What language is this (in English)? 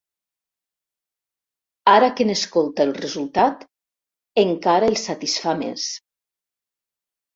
Catalan